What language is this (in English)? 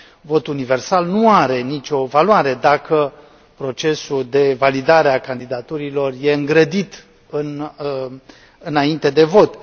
Romanian